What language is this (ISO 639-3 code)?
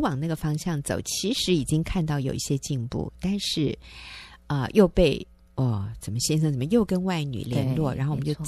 zho